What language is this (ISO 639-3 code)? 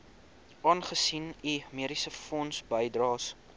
afr